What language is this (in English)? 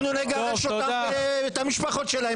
Hebrew